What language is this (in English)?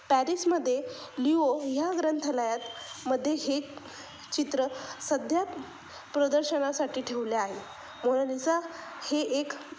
Marathi